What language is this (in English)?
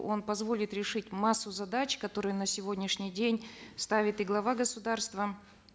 Kazakh